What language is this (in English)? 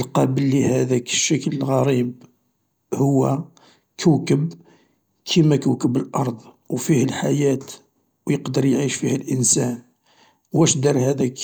Algerian Arabic